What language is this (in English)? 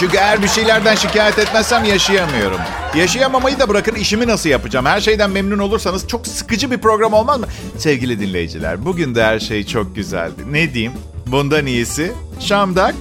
Turkish